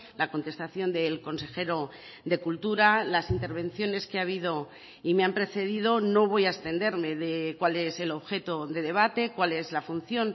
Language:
Spanish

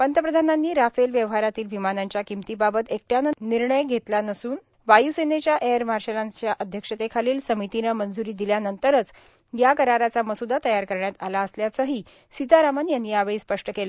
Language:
Marathi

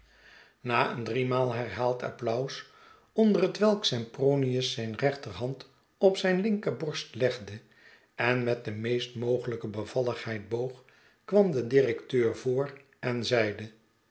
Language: Dutch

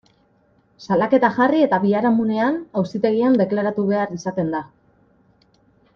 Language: Basque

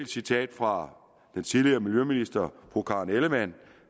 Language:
Danish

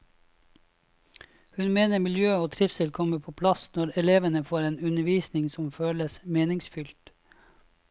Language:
Norwegian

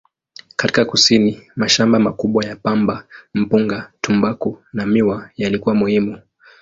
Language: Swahili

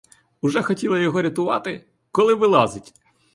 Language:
Ukrainian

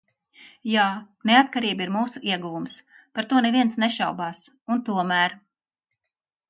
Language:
Latvian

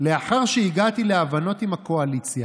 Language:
Hebrew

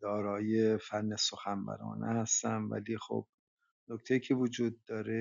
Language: Persian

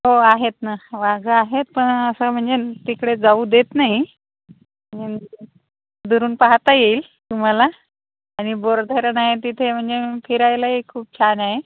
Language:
Marathi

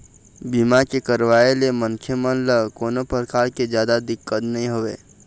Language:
Chhattisgarhi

